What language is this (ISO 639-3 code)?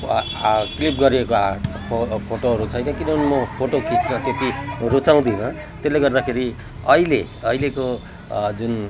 nep